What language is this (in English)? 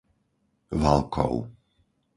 Slovak